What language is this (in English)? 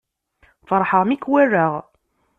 Kabyle